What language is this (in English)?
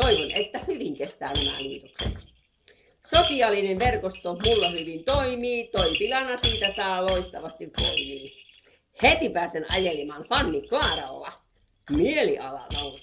Finnish